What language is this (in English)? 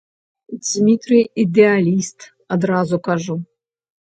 Belarusian